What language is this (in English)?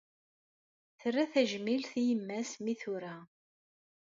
Kabyle